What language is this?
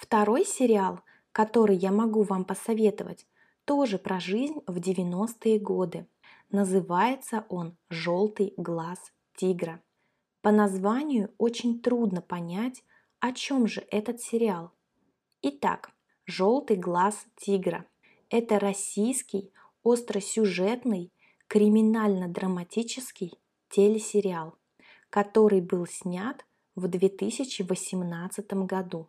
Russian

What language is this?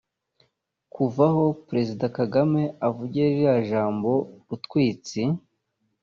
Kinyarwanda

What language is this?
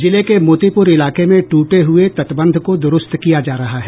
Hindi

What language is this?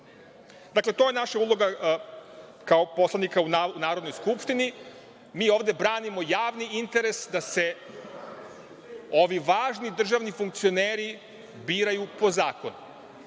Serbian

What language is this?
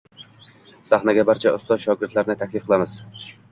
Uzbek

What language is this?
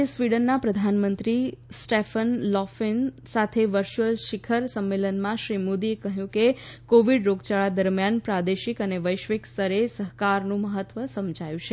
Gujarati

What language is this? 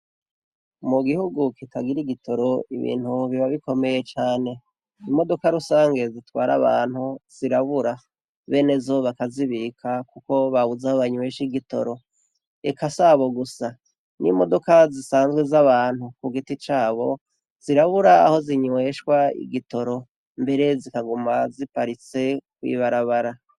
Rundi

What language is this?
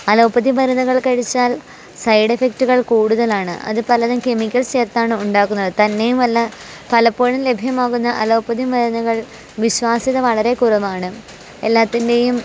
Malayalam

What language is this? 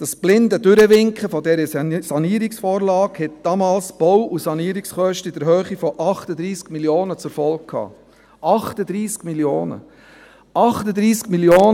Swiss German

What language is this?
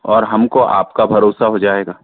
Hindi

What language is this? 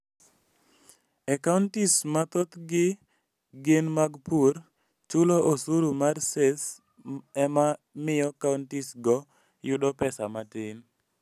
Luo (Kenya and Tanzania)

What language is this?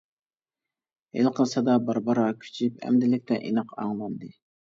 Uyghur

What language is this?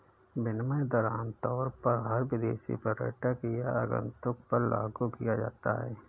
Hindi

